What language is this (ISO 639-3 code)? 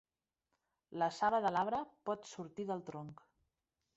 cat